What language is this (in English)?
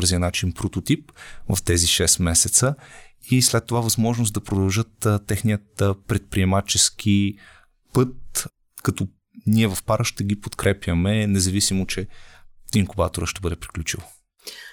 Bulgarian